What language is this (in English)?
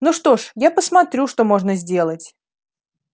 Russian